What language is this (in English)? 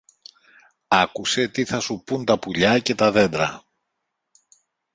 Greek